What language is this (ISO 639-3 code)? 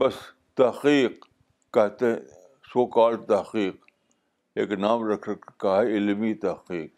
urd